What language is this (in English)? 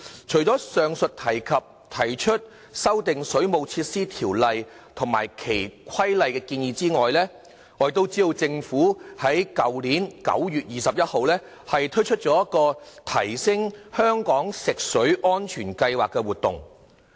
Cantonese